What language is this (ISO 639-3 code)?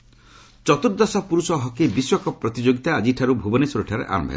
ori